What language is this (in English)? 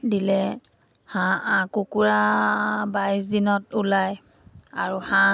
Assamese